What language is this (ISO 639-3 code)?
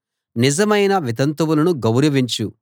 tel